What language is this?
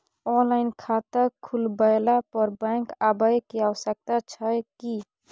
Maithili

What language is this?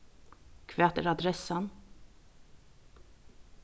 Faroese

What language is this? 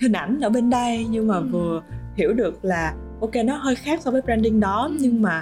Vietnamese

